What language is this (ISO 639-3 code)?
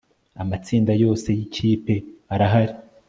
kin